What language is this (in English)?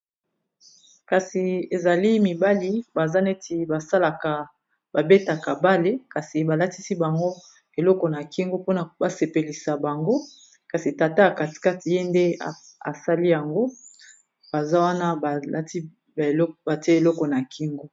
Lingala